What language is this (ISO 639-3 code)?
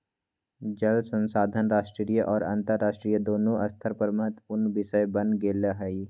mag